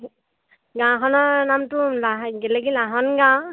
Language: Assamese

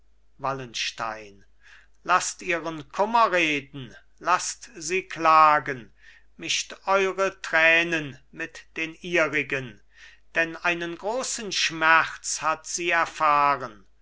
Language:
German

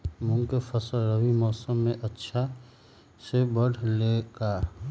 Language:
Magahi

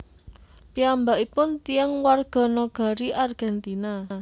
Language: Javanese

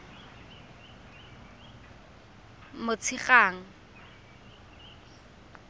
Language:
Tswana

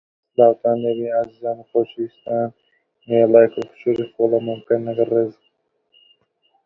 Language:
Central Kurdish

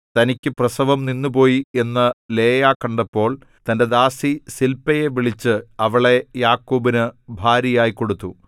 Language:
Malayalam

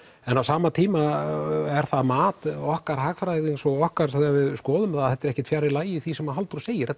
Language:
Icelandic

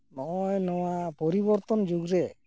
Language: Santali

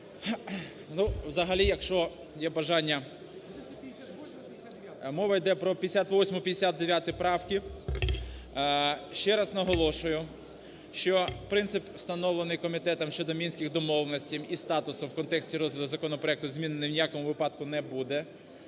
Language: Ukrainian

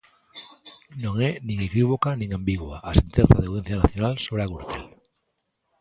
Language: Galician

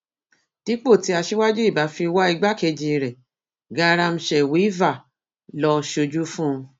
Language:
Yoruba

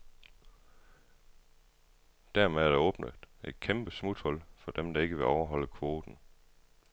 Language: Danish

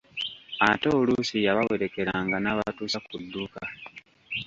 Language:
Ganda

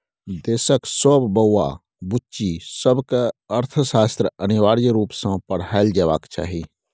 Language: Maithili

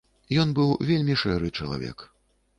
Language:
Belarusian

